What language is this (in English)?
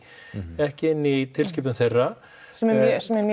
Icelandic